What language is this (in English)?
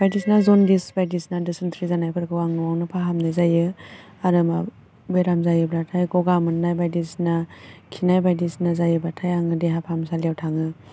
Bodo